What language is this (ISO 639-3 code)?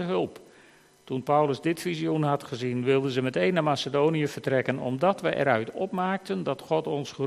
nld